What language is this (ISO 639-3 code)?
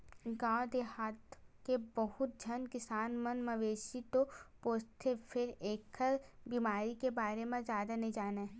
hne